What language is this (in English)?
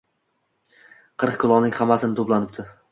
Uzbek